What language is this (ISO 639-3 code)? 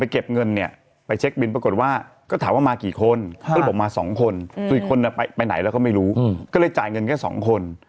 tha